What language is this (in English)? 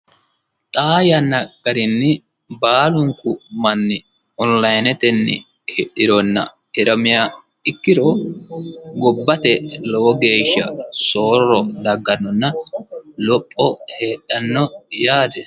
Sidamo